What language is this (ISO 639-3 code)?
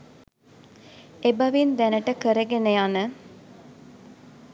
sin